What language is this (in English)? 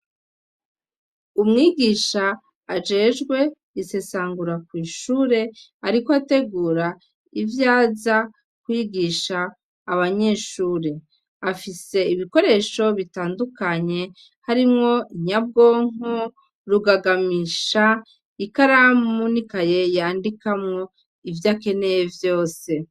Rundi